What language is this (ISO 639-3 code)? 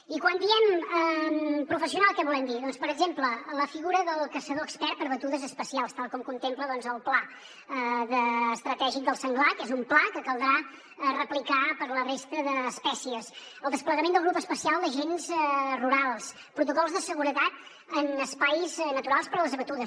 cat